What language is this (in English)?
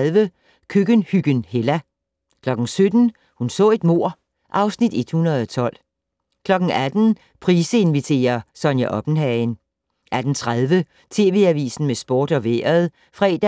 Danish